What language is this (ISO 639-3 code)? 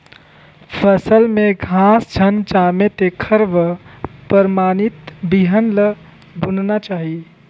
hne